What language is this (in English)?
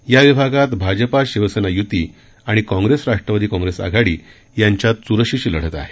Marathi